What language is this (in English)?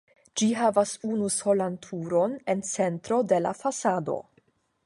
Esperanto